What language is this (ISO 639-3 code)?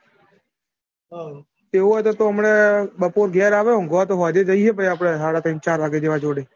guj